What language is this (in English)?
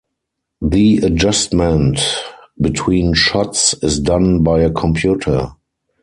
English